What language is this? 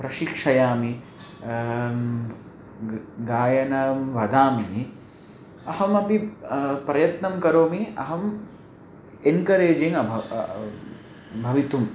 Sanskrit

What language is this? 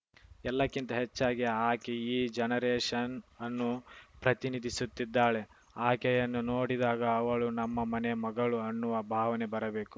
Kannada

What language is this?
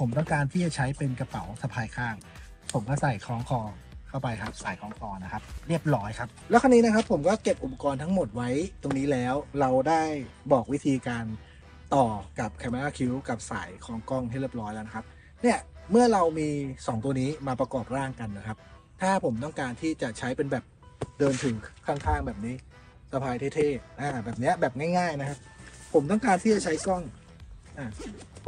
Thai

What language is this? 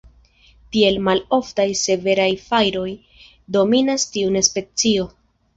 Esperanto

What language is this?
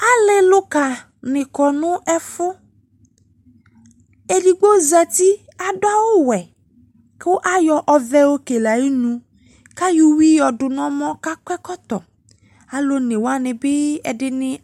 Ikposo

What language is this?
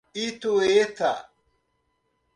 Portuguese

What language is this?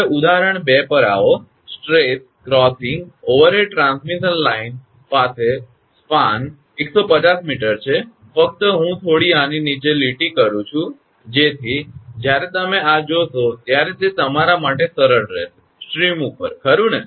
Gujarati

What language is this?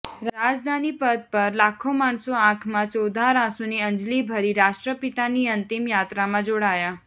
Gujarati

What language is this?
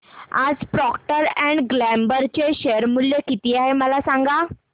Marathi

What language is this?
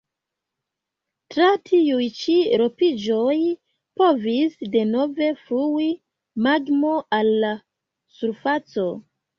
Esperanto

